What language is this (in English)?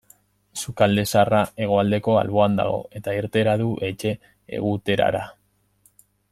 Basque